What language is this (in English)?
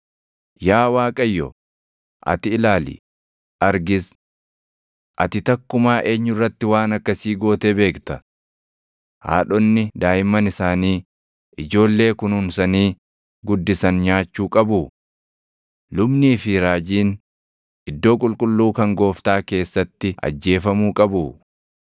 Oromo